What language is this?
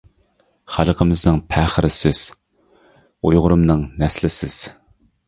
Uyghur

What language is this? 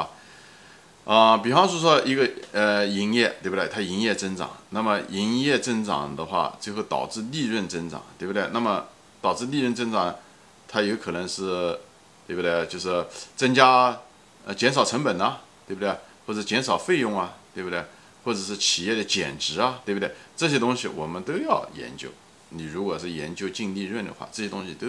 Chinese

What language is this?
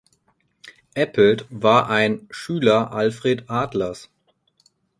German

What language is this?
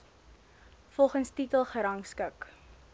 Afrikaans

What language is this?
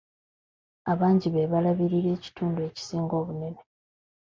Ganda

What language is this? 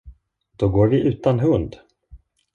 Swedish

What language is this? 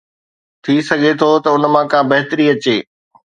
Sindhi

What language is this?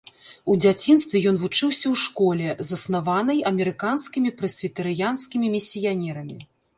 Belarusian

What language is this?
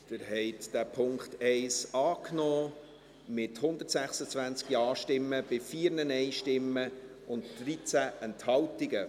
Swiss German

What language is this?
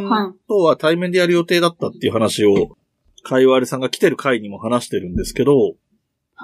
Japanese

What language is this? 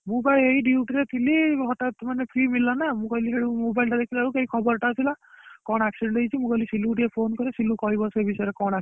Odia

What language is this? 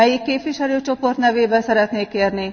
Hungarian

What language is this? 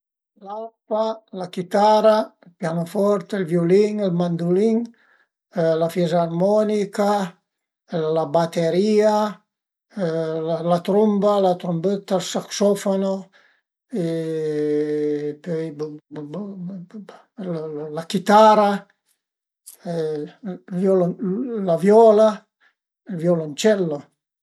Piedmontese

